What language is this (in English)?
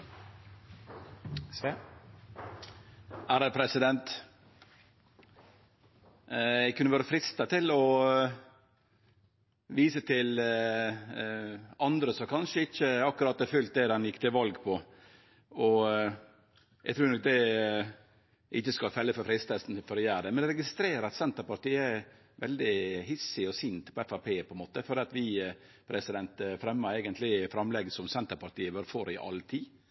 Norwegian Nynorsk